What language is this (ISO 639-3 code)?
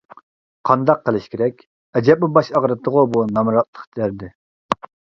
uig